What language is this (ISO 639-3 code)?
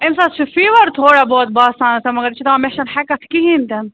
kas